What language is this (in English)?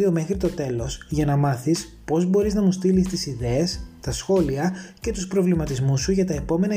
Greek